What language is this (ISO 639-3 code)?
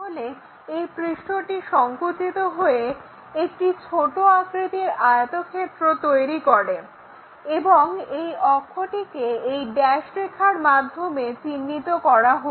ben